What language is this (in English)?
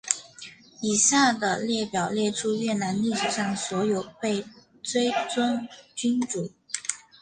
Chinese